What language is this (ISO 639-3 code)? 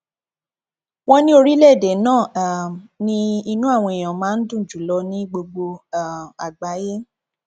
yor